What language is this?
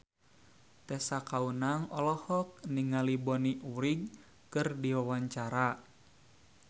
Sundanese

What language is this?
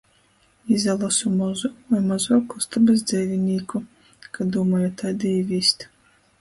Latgalian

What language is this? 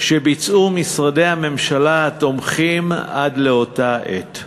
Hebrew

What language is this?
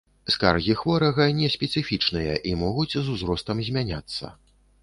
Belarusian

